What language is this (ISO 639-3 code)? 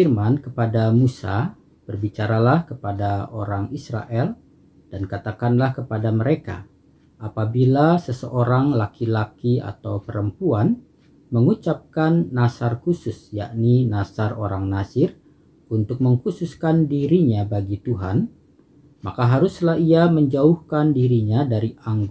ind